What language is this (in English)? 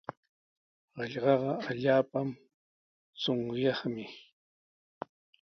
Sihuas Ancash Quechua